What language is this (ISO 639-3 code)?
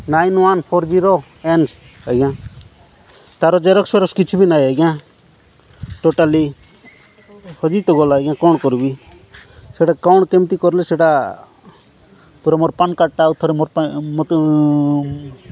ori